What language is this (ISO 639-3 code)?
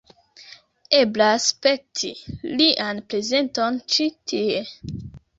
epo